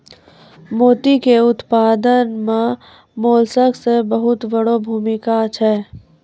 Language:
Maithili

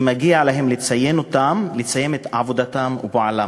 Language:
Hebrew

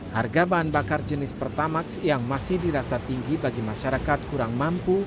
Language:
Indonesian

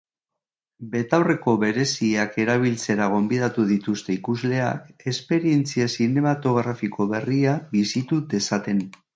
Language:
Basque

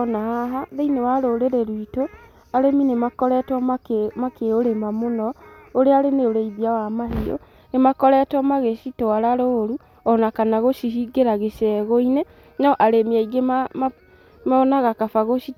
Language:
Kikuyu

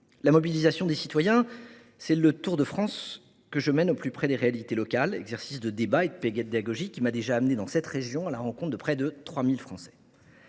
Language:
French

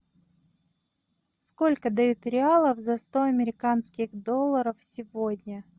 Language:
Russian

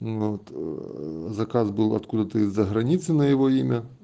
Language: Russian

